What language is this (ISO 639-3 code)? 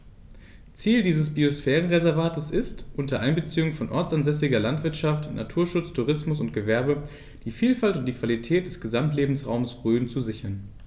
deu